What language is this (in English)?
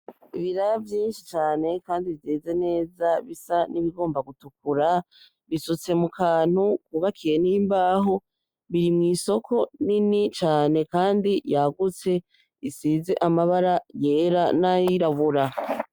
Rundi